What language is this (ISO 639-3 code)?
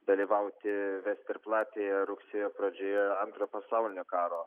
lit